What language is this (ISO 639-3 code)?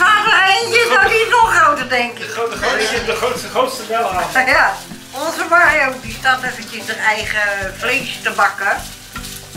nld